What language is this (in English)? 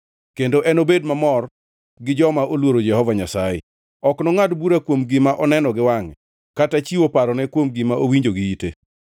Luo (Kenya and Tanzania)